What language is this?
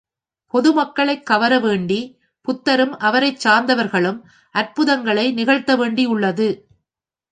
Tamil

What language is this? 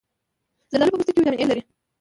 Pashto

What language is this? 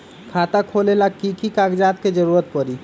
Magahi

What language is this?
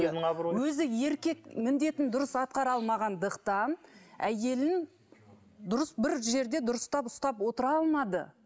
Kazakh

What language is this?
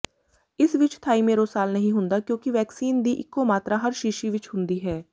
Punjabi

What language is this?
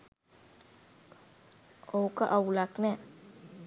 Sinhala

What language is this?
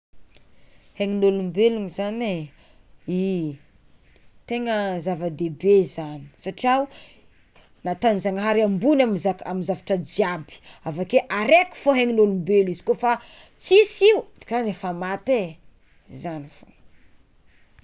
Tsimihety Malagasy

